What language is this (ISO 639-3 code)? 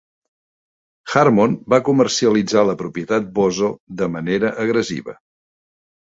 cat